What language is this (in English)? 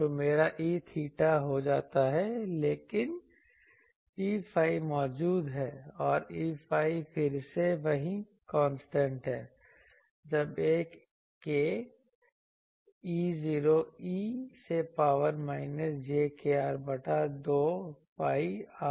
Hindi